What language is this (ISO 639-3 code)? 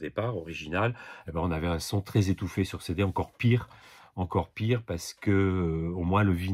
fra